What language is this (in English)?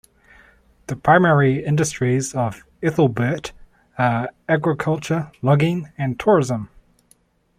English